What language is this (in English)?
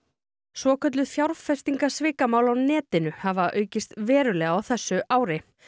Icelandic